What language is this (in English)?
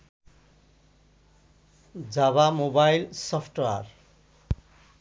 Bangla